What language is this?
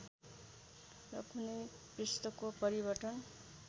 Nepali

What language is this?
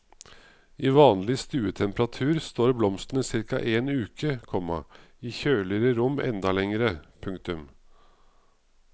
Norwegian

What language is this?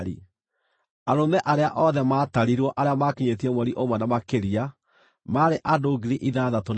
Kikuyu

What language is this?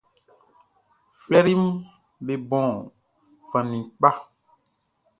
Baoulé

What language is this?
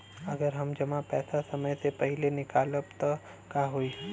Bhojpuri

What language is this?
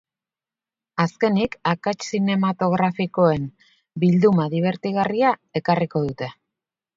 Basque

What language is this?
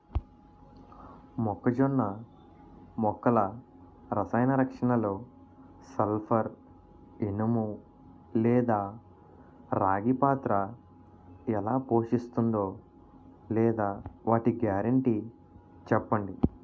Telugu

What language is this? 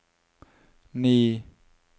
Norwegian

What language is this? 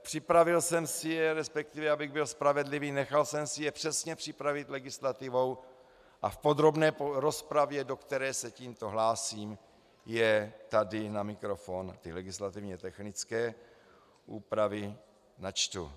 Czech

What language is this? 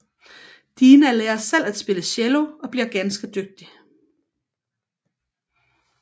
Danish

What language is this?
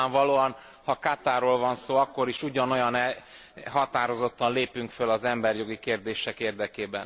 Hungarian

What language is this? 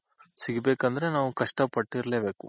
Kannada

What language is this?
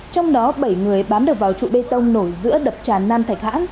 Vietnamese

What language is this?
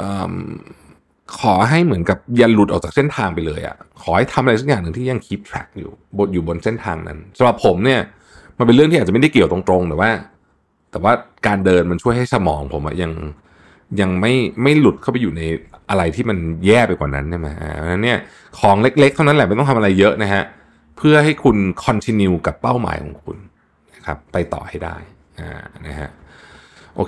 Thai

